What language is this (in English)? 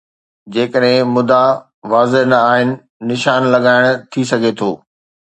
Sindhi